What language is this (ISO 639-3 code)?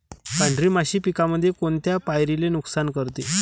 mar